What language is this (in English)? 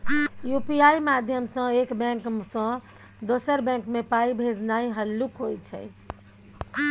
Maithili